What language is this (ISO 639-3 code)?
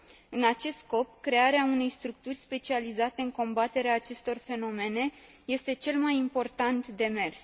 ron